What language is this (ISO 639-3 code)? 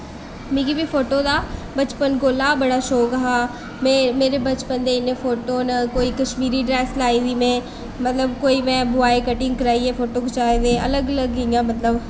doi